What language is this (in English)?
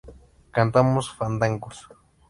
Spanish